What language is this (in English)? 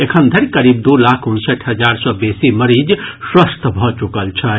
Maithili